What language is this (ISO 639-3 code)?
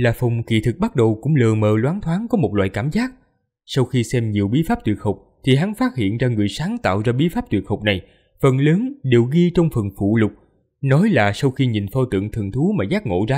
vie